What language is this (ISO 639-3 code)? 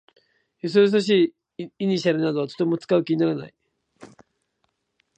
jpn